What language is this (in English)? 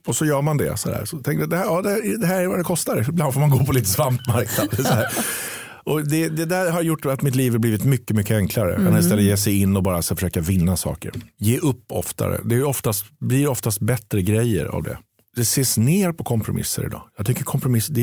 Swedish